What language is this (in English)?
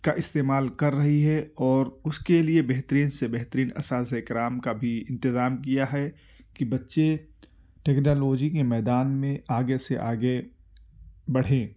Urdu